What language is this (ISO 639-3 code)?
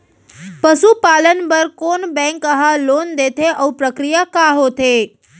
hne